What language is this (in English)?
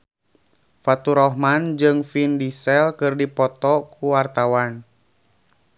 Sundanese